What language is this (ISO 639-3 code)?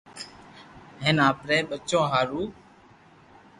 lrk